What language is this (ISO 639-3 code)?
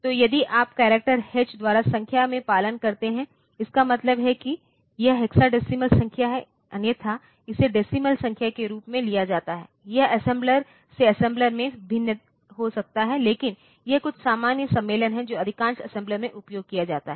hin